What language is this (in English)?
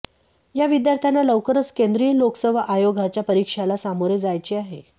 Marathi